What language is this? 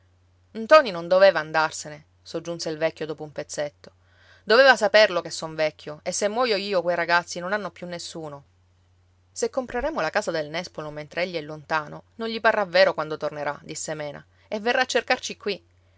Italian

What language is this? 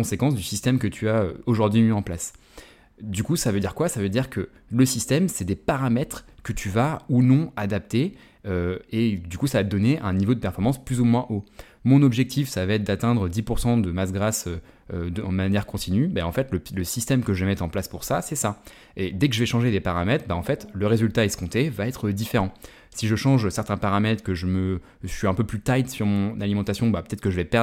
French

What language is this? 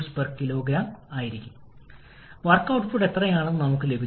Malayalam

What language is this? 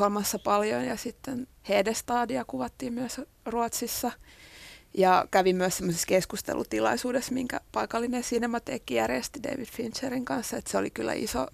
Finnish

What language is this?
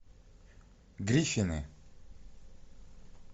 Russian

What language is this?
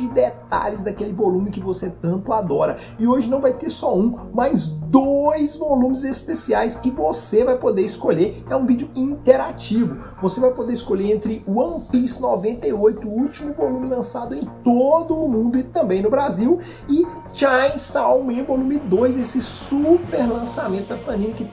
Portuguese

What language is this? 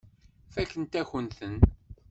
Kabyle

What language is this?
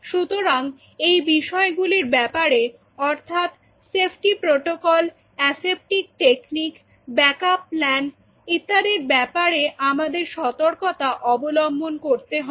Bangla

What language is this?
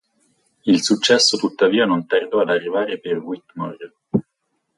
Italian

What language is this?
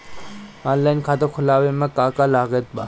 Bhojpuri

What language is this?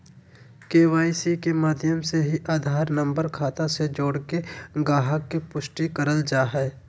Magahi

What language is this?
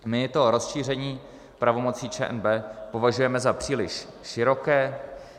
Czech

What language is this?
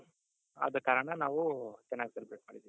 Kannada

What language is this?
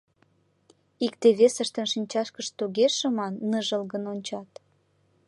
Mari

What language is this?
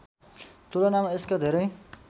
Nepali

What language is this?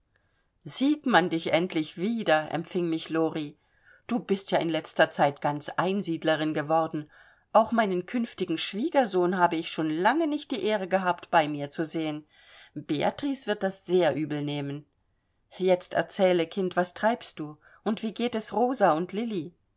German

